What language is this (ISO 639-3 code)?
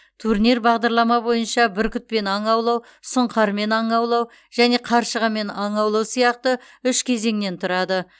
kaz